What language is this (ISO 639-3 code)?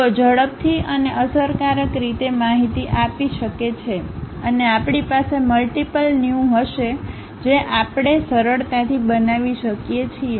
guj